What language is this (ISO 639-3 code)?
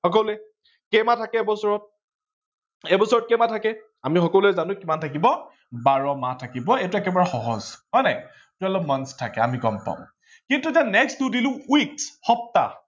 asm